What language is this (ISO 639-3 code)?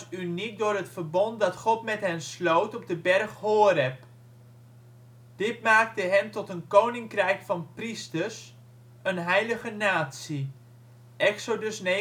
nld